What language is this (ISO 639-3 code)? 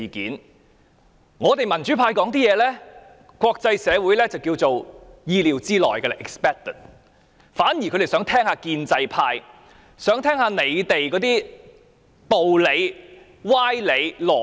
yue